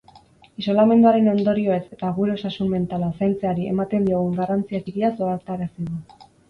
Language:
Basque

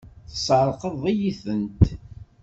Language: Kabyle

